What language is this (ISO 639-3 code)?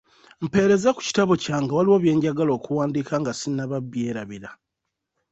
lug